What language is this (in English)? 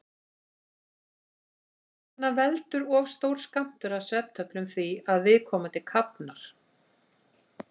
Icelandic